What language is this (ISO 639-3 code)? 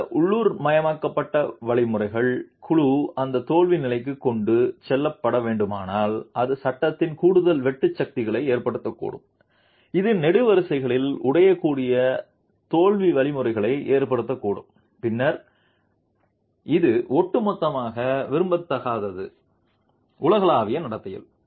tam